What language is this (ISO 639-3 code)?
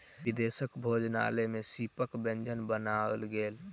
mai